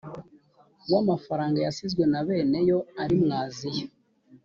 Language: Kinyarwanda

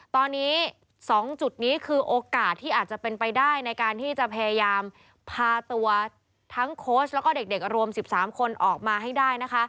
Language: Thai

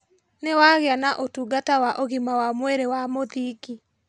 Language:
Kikuyu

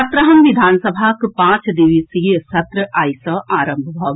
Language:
Maithili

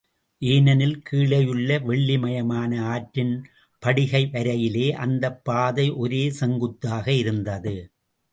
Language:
Tamil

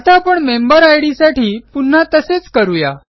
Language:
Marathi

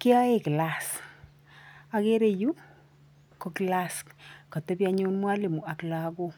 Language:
Kalenjin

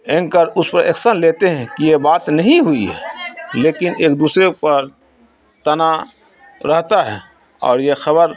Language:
Urdu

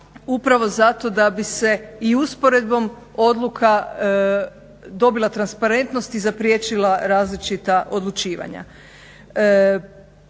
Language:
Croatian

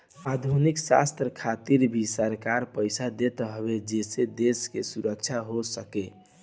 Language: Bhojpuri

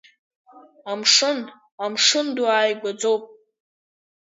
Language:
Abkhazian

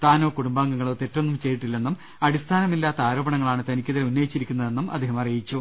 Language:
Malayalam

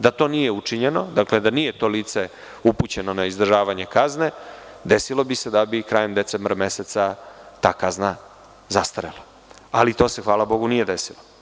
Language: Serbian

